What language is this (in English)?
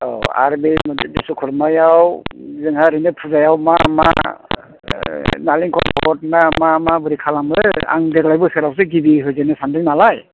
Bodo